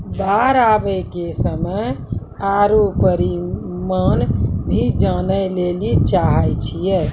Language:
Maithili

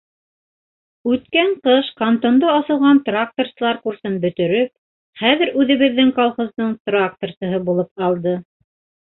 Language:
Bashkir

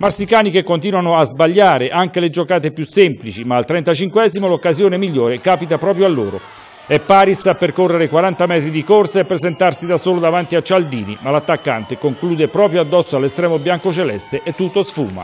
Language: Italian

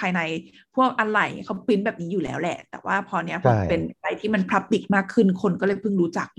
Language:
Thai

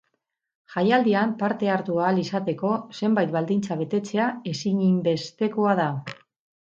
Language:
Basque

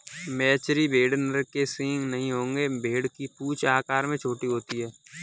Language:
Hindi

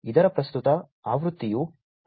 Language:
Kannada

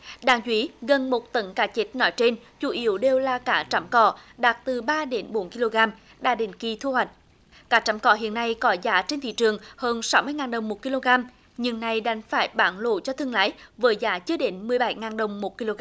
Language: Vietnamese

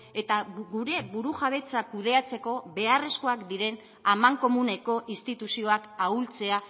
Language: Basque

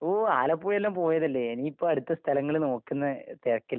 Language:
Malayalam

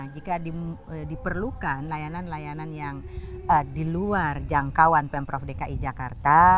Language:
Indonesian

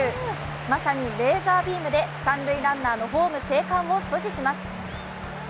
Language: Japanese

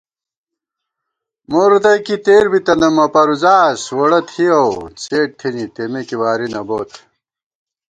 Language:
Gawar-Bati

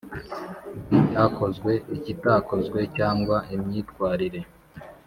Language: Kinyarwanda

